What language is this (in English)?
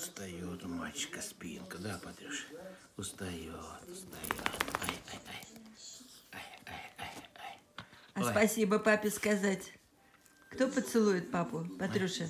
Russian